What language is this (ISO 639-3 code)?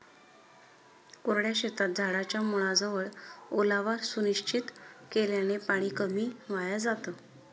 mar